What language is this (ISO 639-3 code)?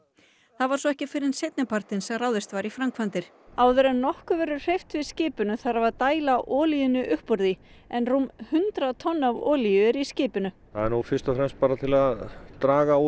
isl